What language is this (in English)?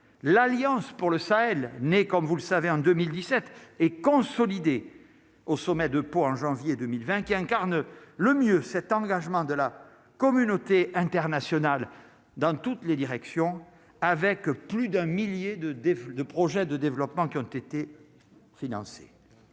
French